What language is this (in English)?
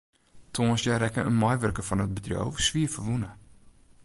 Western Frisian